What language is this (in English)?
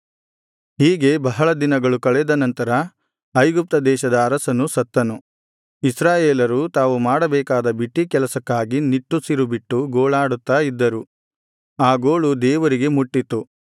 Kannada